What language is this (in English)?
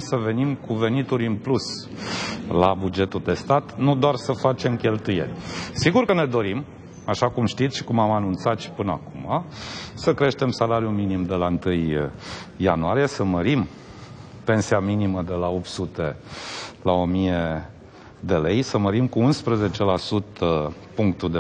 Romanian